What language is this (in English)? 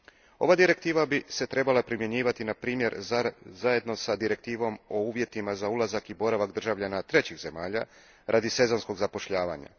Croatian